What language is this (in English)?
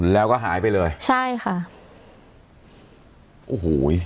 Thai